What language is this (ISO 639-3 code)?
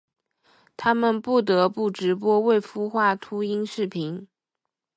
zho